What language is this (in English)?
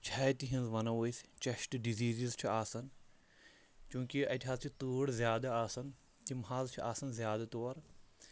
Kashmiri